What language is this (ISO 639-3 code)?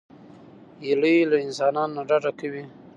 pus